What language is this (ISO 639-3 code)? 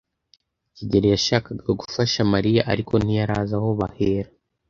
kin